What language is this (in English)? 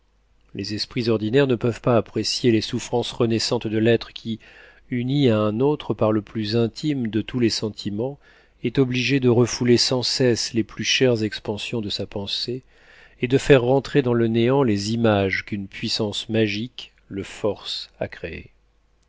French